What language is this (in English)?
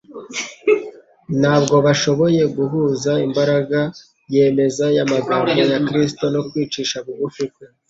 Kinyarwanda